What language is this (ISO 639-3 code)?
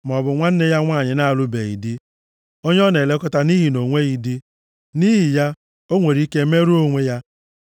ibo